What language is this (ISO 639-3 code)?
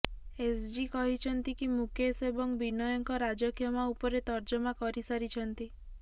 ori